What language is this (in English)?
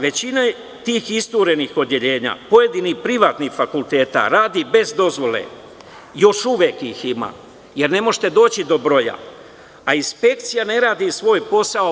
Serbian